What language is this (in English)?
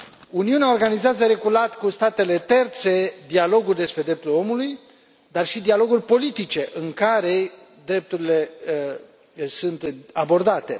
Romanian